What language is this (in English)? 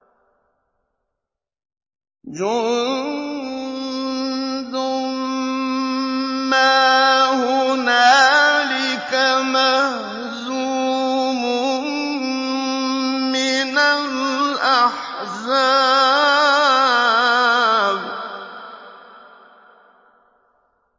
Arabic